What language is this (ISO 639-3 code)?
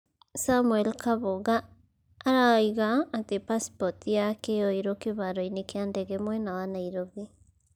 kik